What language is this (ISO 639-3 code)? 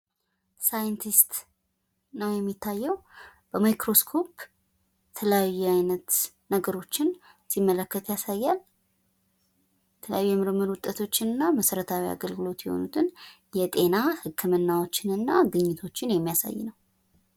amh